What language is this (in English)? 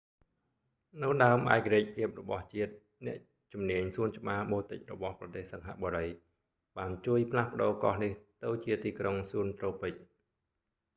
Khmer